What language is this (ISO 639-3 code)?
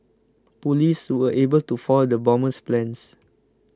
eng